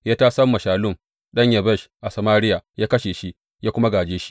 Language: Hausa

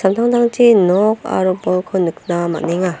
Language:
Garo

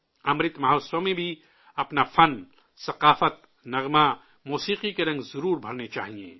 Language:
Urdu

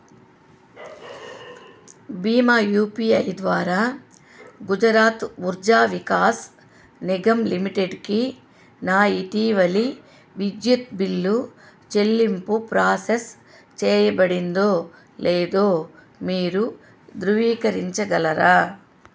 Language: Telugu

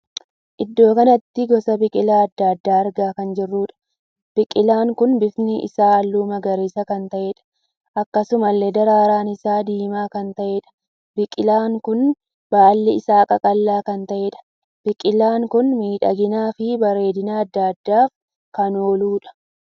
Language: Oromo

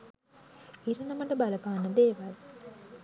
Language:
Sinhala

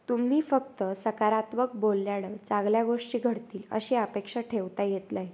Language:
Marathi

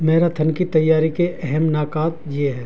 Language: Urdu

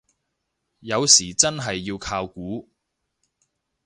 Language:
Cantonese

